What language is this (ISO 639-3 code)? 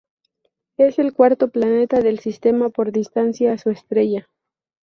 spa